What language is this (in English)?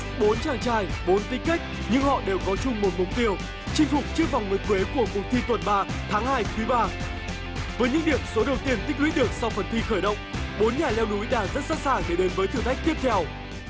Vietnamese